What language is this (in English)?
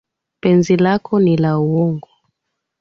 Swahili